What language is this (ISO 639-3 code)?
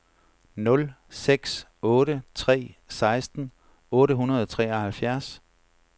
dan